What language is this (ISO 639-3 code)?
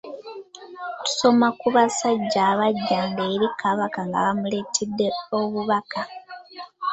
lug